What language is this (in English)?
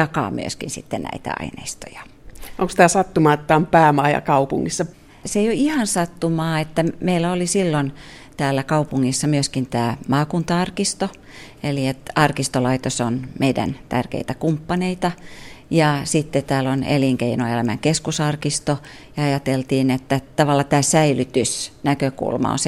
Finnish